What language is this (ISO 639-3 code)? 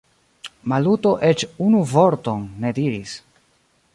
epo